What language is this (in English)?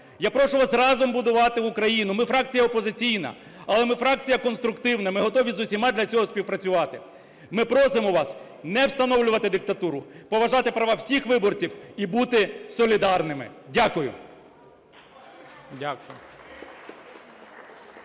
Ukrainian